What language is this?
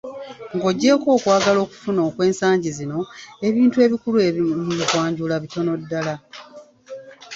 Ganda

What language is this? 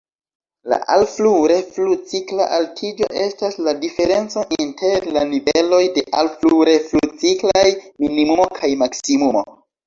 Esperanto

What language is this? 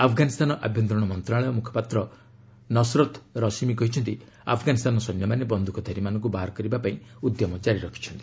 Odia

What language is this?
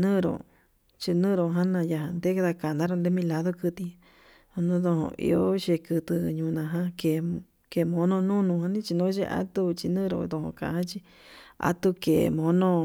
Yutanduchi Mixtec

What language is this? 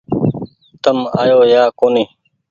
Goaria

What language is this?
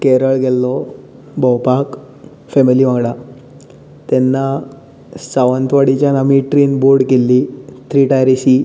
Konkani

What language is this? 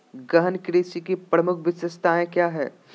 Magahi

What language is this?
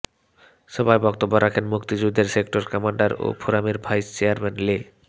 Bangla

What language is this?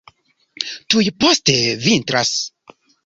Esperanto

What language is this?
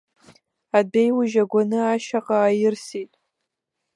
Abkhazian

